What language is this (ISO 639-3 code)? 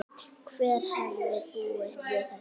isl